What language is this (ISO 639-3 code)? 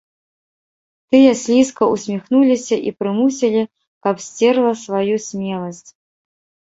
bel